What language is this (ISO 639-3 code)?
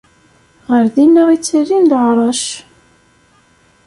kab